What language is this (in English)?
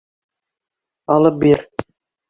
Bashkir